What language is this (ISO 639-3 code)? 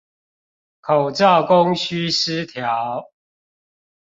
zho